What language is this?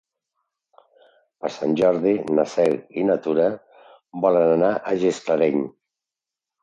Catalan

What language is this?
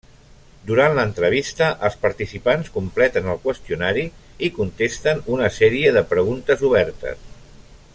Catalan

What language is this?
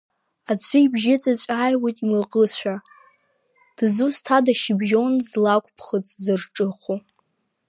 Abkhazian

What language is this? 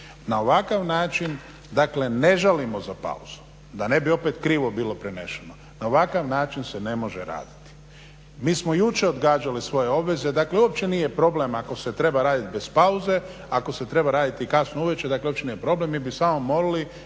Croatian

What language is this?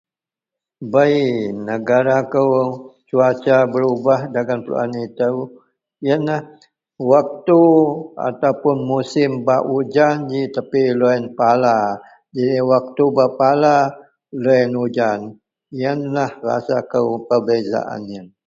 Central Melanau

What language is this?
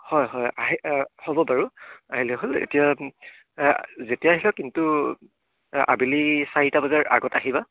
Assamese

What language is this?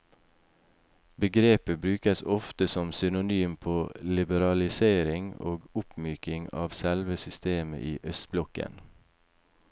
Norwegian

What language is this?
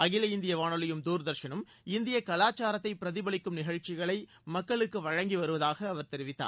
Tamil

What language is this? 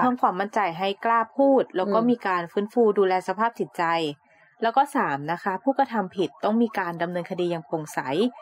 Thai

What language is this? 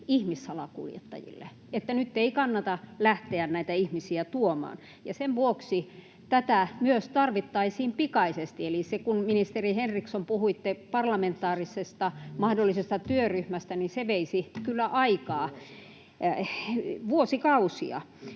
Finnish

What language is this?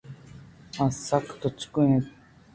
Eastern Balochi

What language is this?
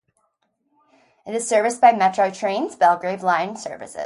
English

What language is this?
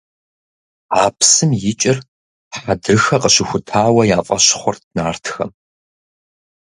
Kabardian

